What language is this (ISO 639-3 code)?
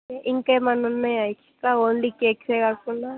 tel